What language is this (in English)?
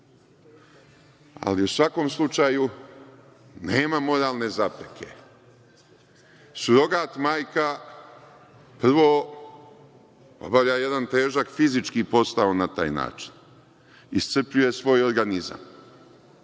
Serbian